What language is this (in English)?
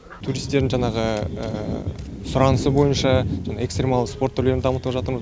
Kazakh